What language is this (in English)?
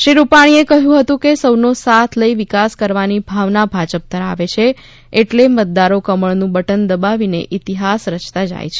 Gujarati